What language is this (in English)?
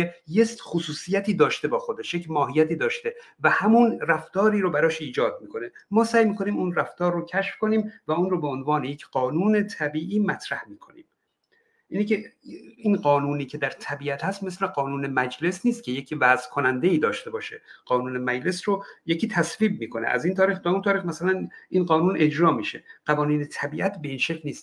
Persian